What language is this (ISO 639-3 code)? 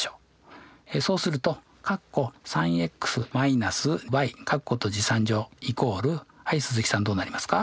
jpn